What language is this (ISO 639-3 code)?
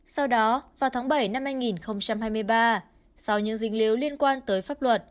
vie